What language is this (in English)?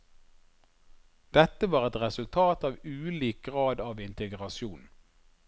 Norwegian